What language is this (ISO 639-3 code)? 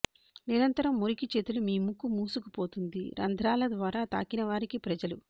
tel